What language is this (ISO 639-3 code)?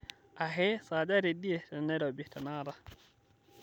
mas